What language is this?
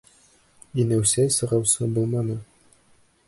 Bashkir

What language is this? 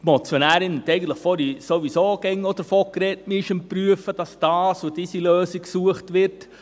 Swiss German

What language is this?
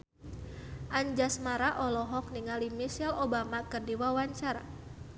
Sundanese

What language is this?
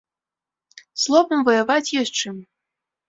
Belarusian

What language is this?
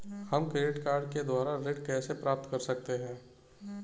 Hindi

